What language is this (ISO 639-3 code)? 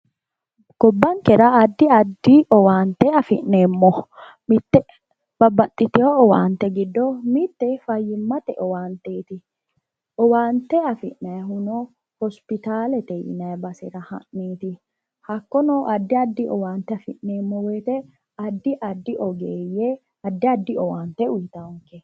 sid